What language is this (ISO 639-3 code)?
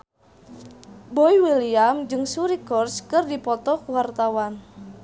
sun